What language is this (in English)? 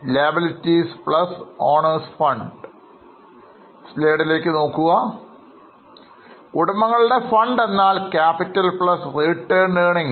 Malayalam